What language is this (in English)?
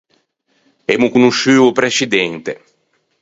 Ligurian